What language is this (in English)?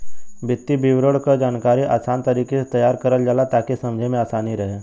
Bhojpuri